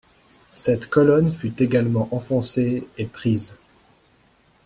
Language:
French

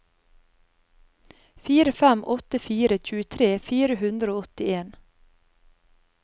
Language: Norwegian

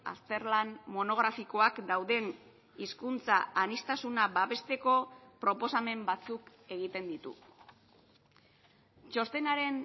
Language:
Basque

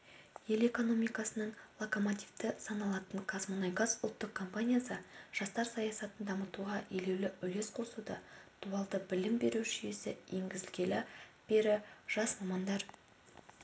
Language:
Kazakh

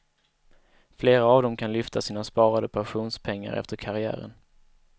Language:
Swedish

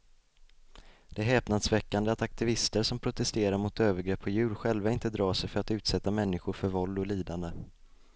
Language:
Swedish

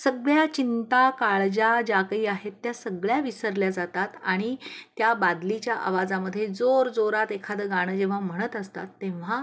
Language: Marathi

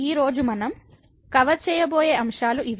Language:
Telugu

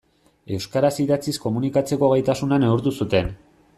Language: Basque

